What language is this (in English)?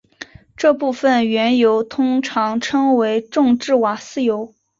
Chinese